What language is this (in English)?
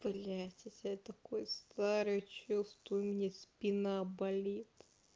Russian